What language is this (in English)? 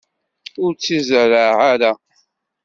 Kabyle